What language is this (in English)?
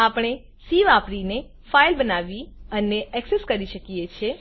Gujarati